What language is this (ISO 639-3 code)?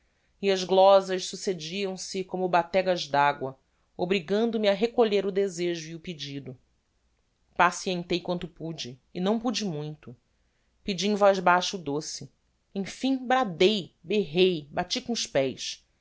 por